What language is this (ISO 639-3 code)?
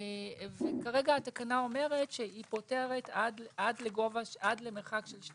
heb